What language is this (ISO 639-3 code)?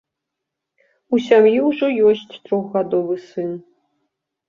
bel